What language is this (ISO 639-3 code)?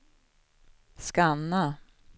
swe